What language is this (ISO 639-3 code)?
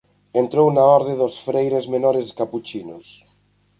glg